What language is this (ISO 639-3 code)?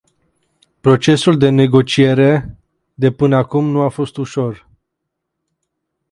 ron